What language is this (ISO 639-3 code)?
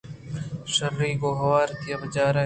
bgp